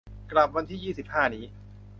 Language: Thai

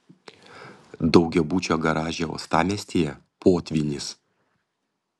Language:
Lithuanian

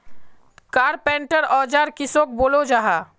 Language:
Magahi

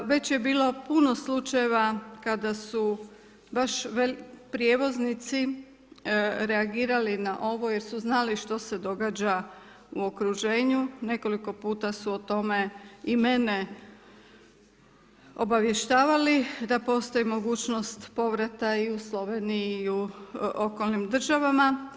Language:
Croatian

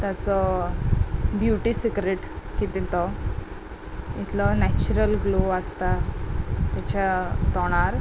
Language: Konkani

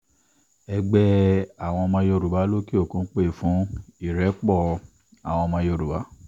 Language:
Yoruba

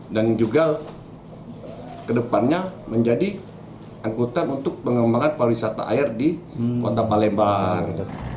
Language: Indonesian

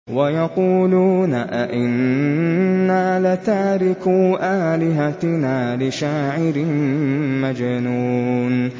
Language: Arabic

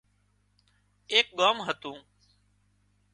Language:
Wadiyara Koli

